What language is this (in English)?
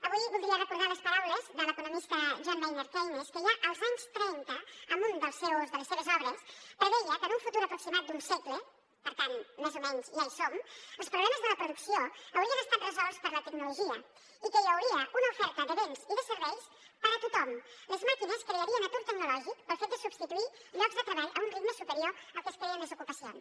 Catalan